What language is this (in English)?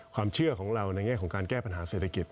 Thai